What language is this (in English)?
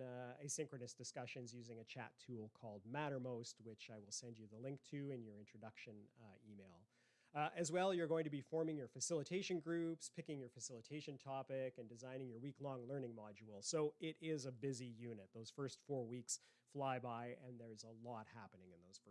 English